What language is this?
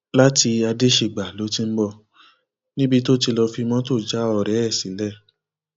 Yoruba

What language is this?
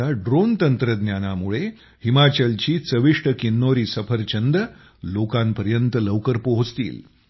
Marathi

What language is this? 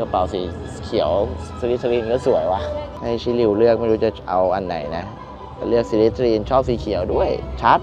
Thai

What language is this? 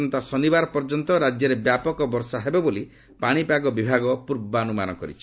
Odia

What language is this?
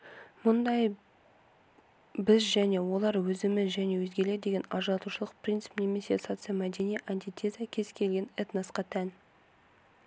Kazakh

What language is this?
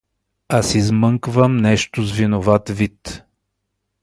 Bulgarian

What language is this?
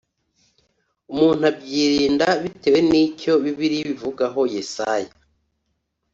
Kinyarwanda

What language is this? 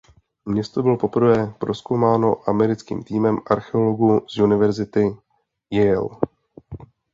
Czech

